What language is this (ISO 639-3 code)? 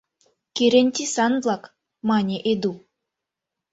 chm